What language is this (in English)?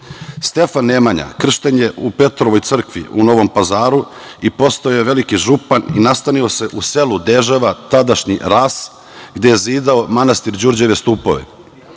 Serbian